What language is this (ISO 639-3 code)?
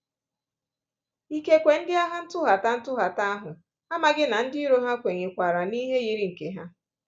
ibo